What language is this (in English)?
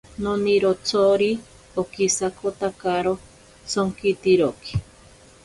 Ashéninka Perené